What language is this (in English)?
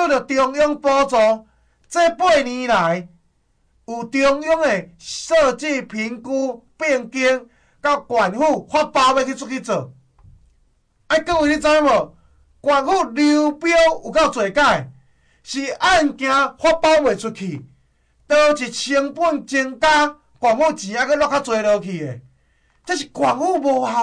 Chinese